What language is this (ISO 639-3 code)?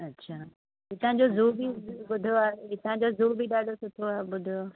snd